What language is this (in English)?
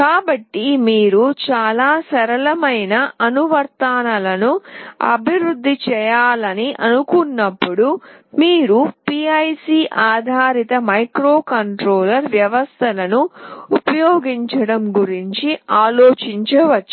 Telugu